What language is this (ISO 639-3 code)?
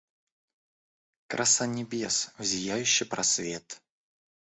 rus